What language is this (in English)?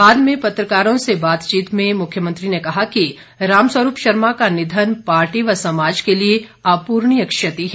Hindi